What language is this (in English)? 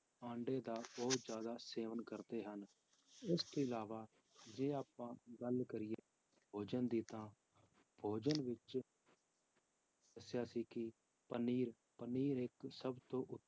Punjabi